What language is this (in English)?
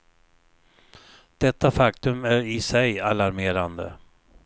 Swedish